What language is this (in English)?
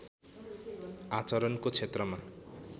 Nepali